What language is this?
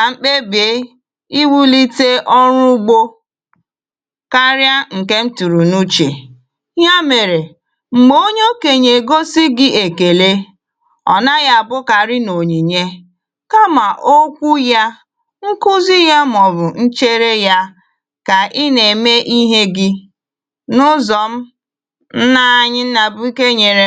Igbo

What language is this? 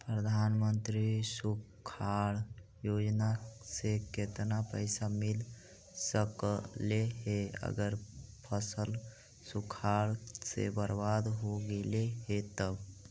Magahi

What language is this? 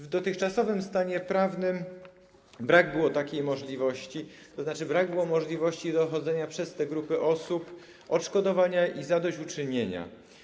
Polish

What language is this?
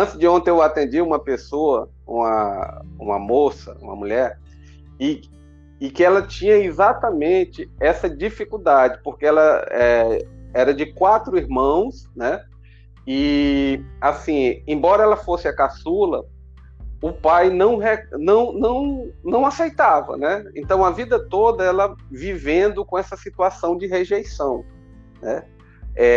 Portuguese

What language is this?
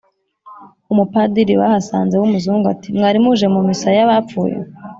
Kinyarwanda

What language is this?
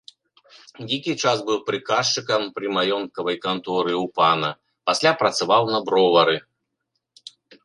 Belarusian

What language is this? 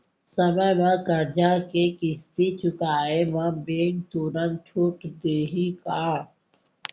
Chhattisgarhi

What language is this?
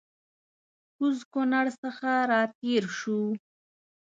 Pashto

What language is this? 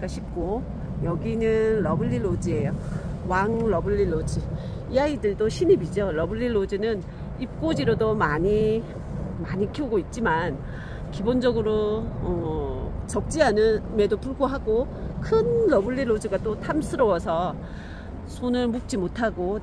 Korean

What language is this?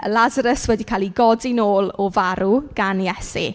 Welsh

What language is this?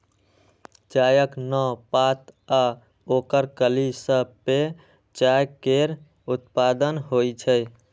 Maithili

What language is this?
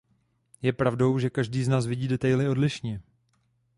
Czech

